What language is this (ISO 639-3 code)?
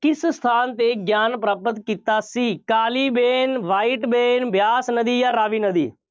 pan